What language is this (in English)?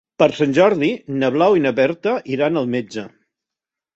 Catalan